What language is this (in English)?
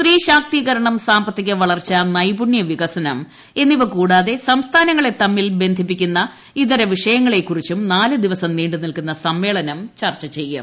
Malayalam